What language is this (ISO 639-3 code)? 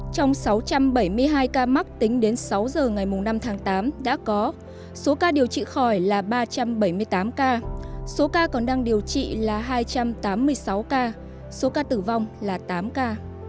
vie